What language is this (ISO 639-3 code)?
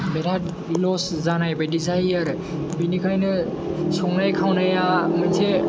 brx